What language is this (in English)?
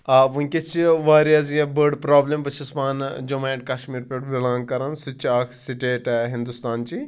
Kashmiri